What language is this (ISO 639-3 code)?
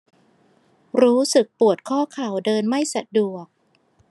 tha